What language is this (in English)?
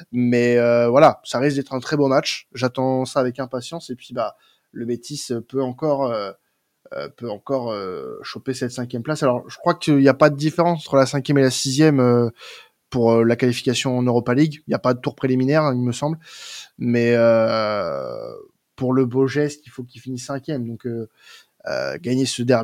French